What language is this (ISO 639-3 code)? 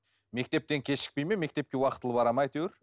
kaz